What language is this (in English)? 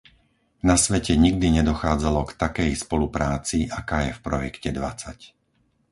Slovak